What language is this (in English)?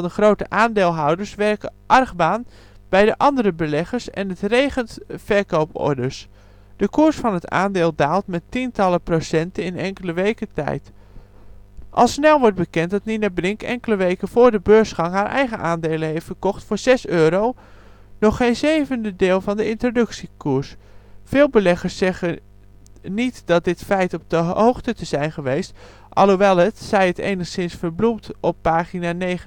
Dutch